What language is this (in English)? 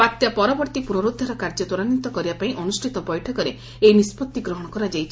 Odia